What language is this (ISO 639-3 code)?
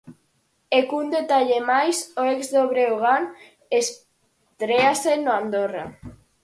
glg